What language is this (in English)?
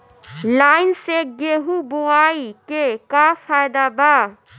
Bhojpuri